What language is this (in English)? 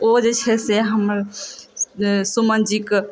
Maithili